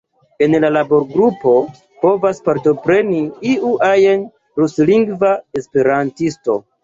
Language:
Esperanto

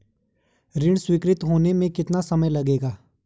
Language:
Hindi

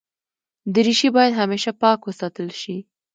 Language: Pashto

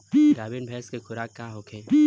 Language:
Bhojpuri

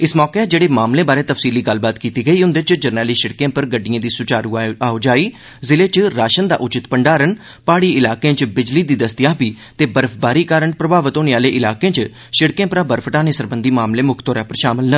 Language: Dogri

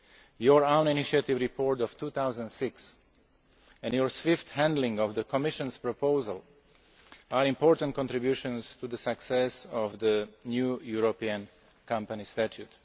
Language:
English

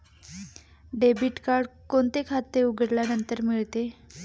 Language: Marathi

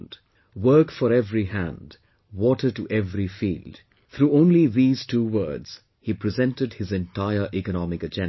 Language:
English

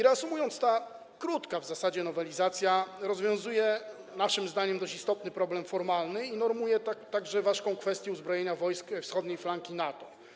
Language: Polish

